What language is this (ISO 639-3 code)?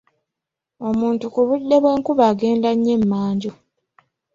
lug